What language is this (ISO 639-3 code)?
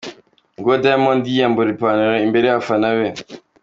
kin